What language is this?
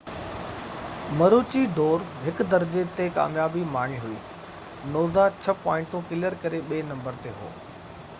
Sindhi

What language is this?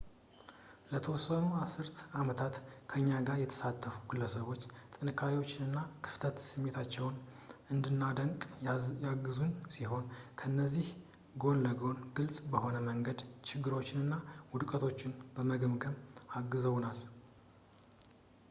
Amharic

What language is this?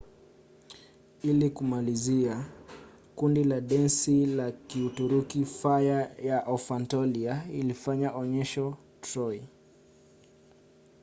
Swahili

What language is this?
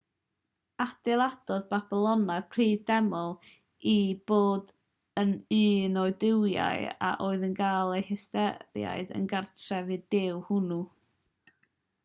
Welsh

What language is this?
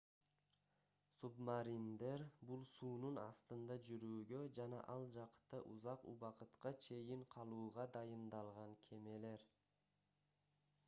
Kyrgyz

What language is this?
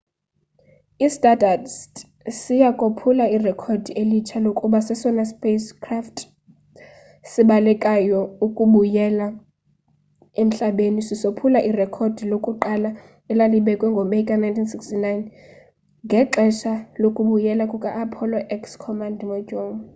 Xhosa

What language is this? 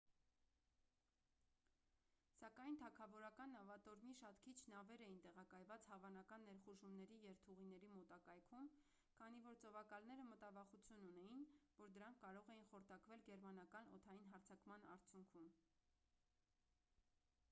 Armenian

